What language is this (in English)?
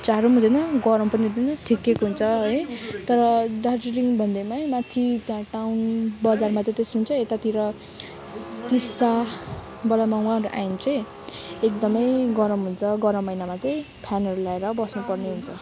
Nepali